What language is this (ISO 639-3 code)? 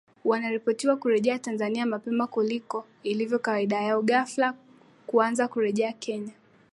swa